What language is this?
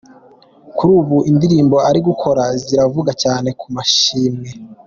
Kinyarwanda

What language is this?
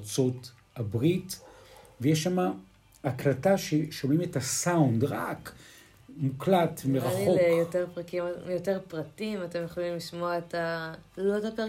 Hebrew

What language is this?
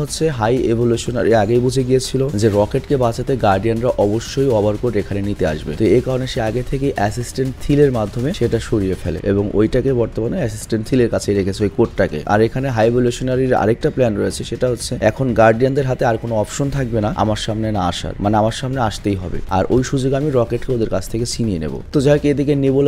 Bangla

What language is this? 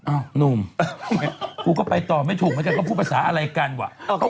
Thai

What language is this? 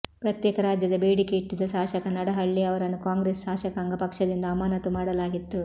Kannada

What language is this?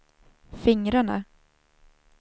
Swedish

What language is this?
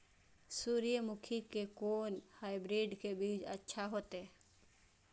Maithili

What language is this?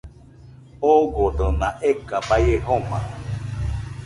Nüpode Huitoto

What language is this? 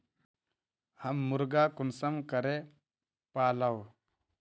Magahi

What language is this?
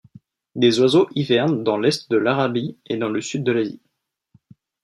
French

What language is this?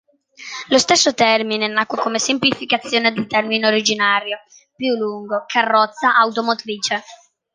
Italian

